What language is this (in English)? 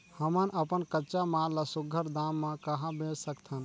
Chhattisgarhi